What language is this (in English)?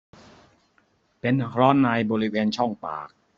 Thai